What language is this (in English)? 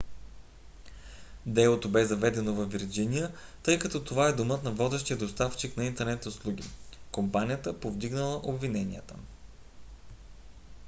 Bulgarian